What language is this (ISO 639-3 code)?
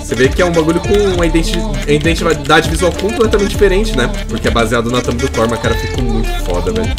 por